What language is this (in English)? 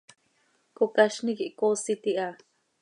Seri